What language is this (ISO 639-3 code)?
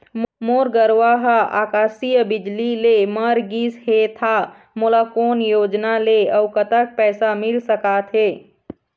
hne